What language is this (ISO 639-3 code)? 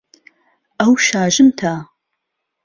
ckb